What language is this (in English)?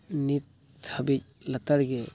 Santali